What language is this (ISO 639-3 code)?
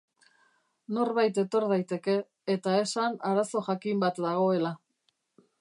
eus